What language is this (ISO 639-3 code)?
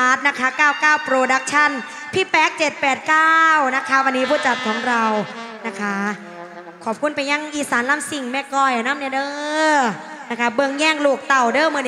tha